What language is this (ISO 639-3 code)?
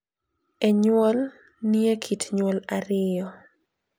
luo